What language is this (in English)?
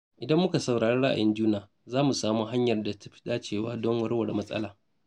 Hausa